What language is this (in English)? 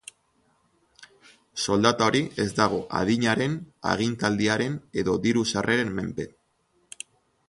Basque